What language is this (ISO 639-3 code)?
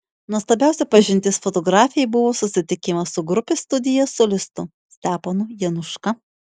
lit